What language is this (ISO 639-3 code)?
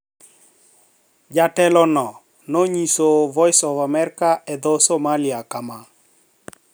luo